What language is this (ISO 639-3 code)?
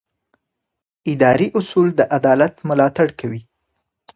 pus